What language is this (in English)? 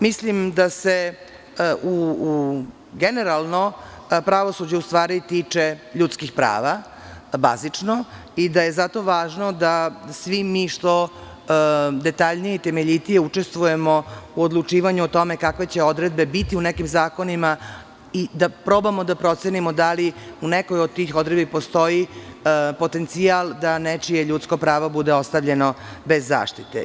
Serbian